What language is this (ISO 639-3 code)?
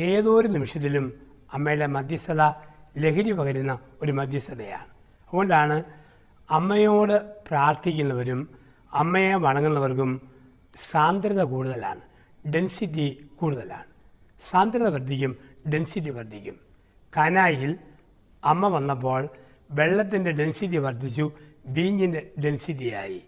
mal